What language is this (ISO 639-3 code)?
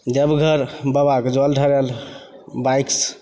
mai